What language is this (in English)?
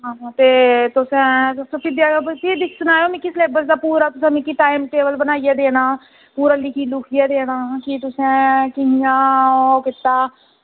Dogri